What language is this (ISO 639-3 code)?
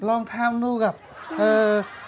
vie